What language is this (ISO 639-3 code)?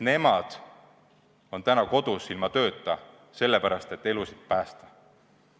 est